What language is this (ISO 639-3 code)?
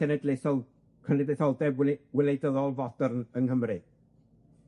cym